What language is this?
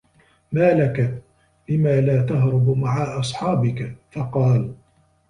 Arabic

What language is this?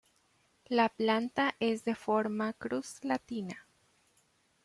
Spanish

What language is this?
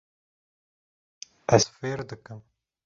Kurdish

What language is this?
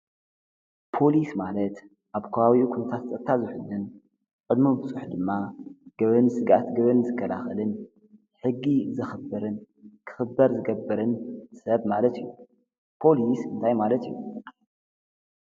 Tigrinya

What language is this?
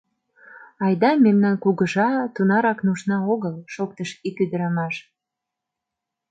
Mari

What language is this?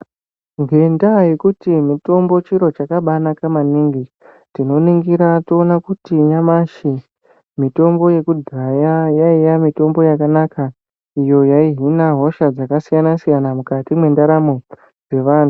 Ndau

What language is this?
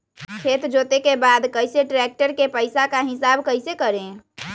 Magahi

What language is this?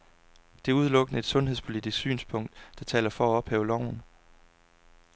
Danish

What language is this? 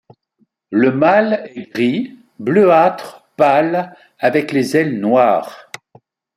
French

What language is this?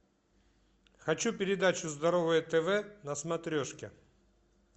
Russian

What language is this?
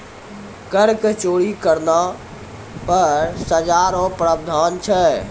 Maithili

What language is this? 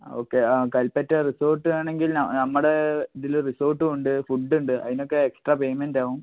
Malayalam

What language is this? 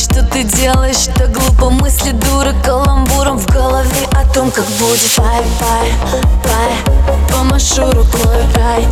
Russian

